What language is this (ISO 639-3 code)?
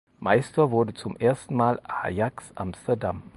deu